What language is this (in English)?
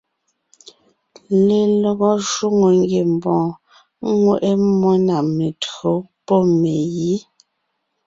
Ngiemboon